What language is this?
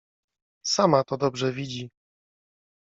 Polish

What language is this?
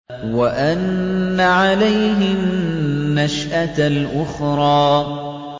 Arabic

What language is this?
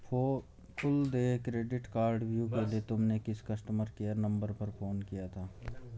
Hindi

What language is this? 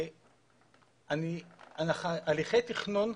Hebrew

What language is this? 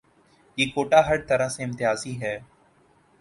Urdu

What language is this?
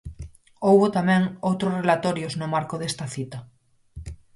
Galician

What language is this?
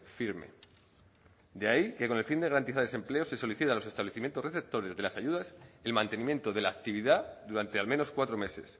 Spanish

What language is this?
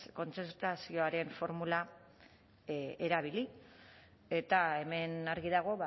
Basque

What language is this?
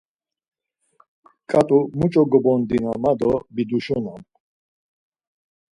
Laz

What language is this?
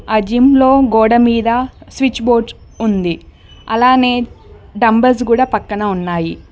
Telugu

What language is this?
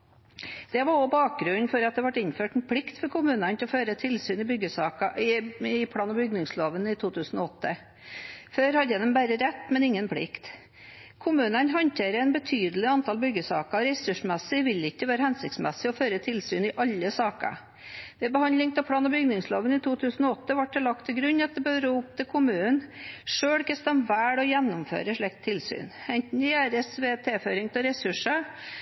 Norwegian Bokmål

